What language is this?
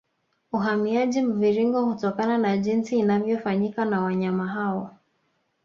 Swahili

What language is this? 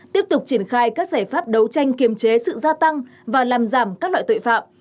Vietnamese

